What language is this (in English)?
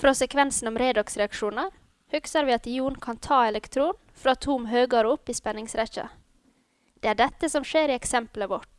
Norwegian